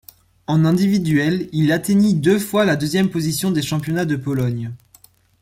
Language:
French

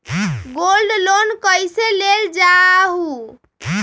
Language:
Magahi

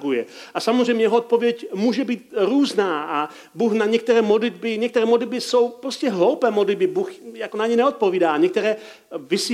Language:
Czech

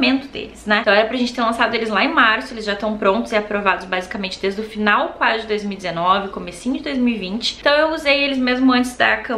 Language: Portuguese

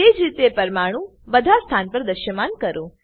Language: Gujarati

